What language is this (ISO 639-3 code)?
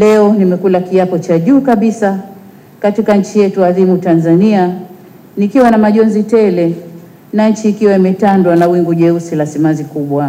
swa